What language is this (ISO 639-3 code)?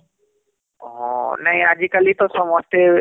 ori